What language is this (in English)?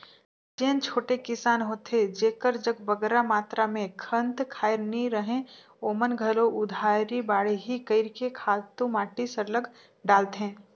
Chhattisgarhi